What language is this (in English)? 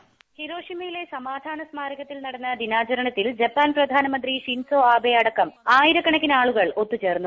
Malayalam